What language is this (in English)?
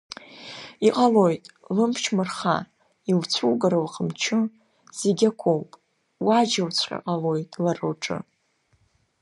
Abkhazian